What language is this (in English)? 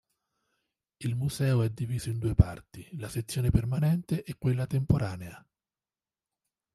Italian